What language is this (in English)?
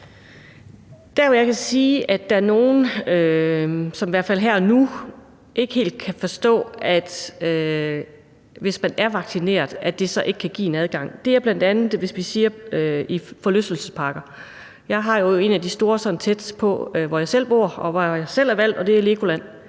Danish